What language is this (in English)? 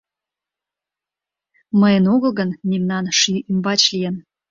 Mari